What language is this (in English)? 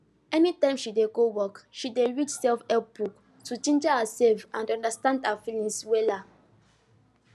Nigerian Pidgin